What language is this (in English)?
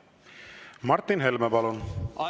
Estonian